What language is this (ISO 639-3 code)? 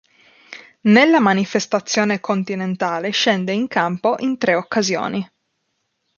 ita